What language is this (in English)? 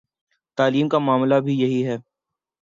Urdu